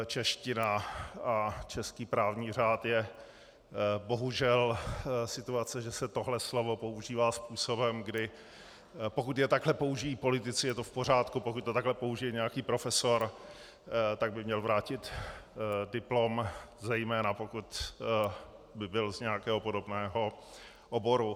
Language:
Czech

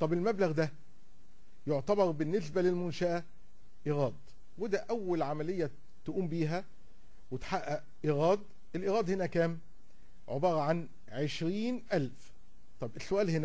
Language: Arabic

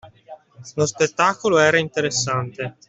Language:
Italian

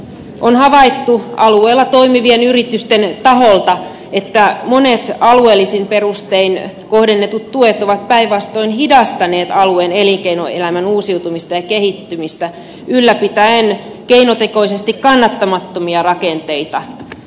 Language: Finnish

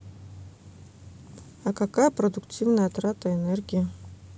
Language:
Russian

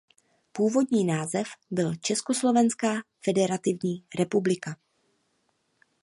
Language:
Czech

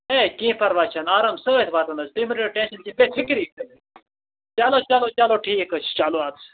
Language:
Kashmiri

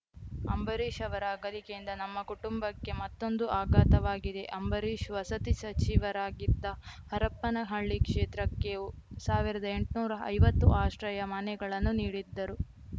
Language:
Kannada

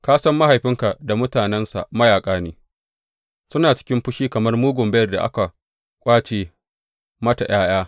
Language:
Hausa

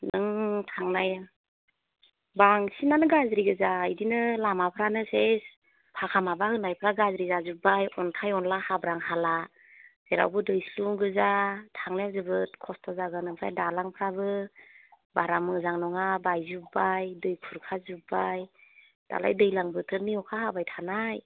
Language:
Bodo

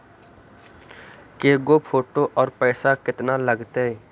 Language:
Magahi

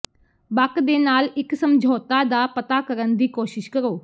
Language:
Punjabi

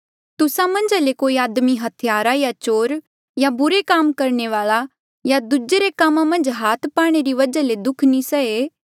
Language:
Mandeali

